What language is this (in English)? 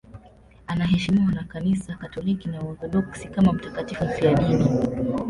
Swahili